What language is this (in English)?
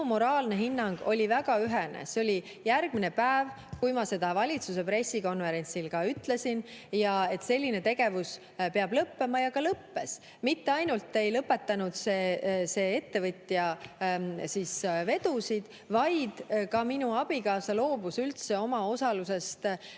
Estonian